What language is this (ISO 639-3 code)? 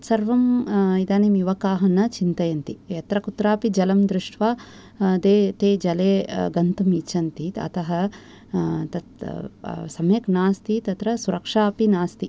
san